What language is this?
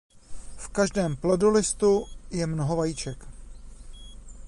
Czech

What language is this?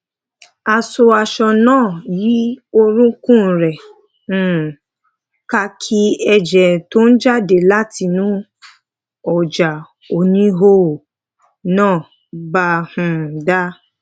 Yoruba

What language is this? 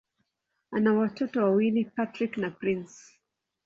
Swahili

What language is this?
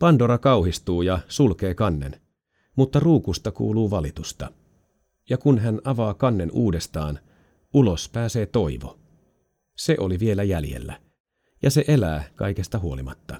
Finnish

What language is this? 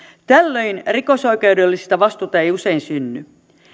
Finnish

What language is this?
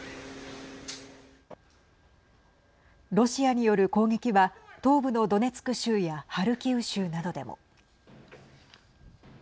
Japanese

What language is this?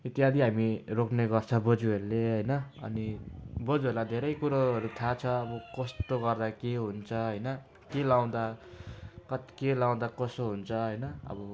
Nepali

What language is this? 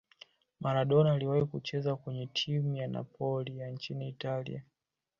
Swahili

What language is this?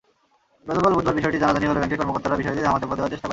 Bangla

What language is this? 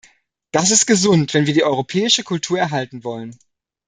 German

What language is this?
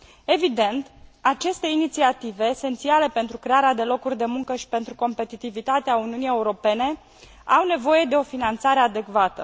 Romanian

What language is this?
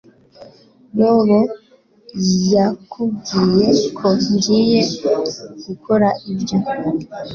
Kinyarwanda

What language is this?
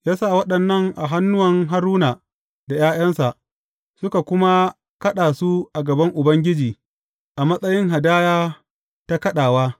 Hausa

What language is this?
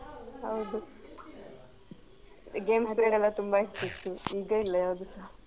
Kannada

